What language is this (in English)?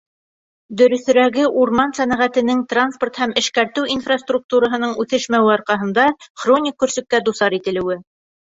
Bashkir